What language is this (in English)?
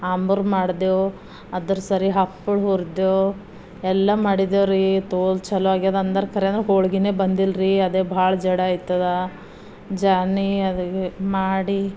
Kannada